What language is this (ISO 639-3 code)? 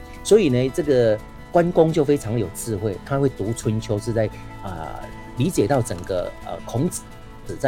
zho